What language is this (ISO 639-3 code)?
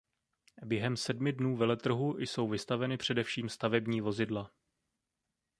ces